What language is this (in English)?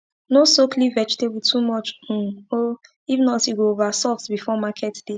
Nigerian Pidgin